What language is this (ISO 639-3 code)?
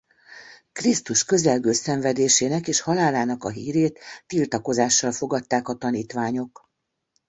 hun